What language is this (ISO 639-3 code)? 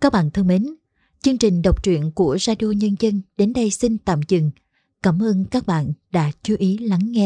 vie